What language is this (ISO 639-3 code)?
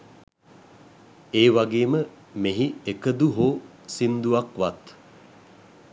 sin